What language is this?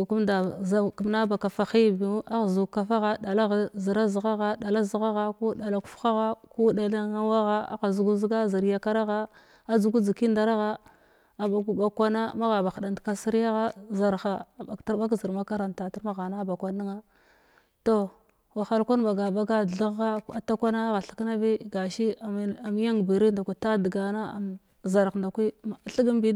Glavda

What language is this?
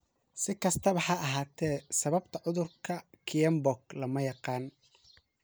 Somali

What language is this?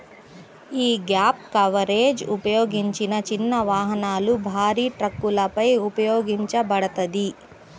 Telugu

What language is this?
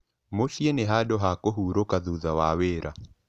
Kikuyu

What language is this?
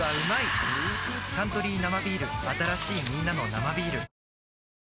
Japanese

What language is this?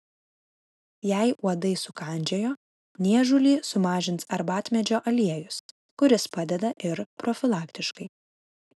Lithuanian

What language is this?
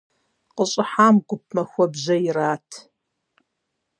Kabardian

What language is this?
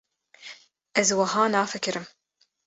Kurdish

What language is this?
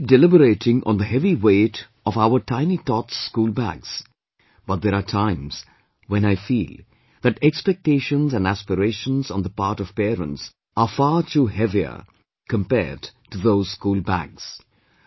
English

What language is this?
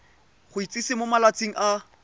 Tswana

